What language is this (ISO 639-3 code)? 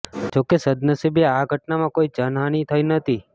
guj